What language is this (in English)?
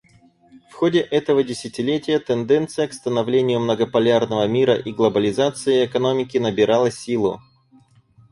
Russian